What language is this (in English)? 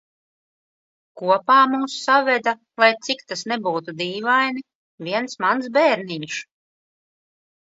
Latvian